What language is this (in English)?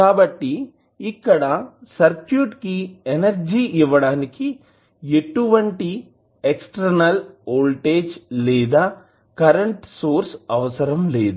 Telugu